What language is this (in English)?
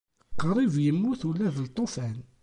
Kabyle